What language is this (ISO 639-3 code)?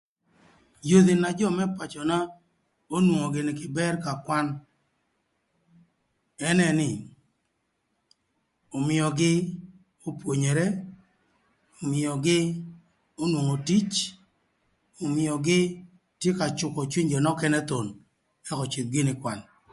lth